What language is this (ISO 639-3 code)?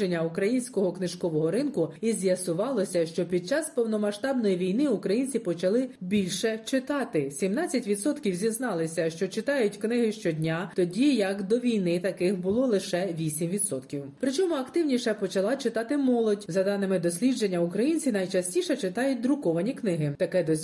ukr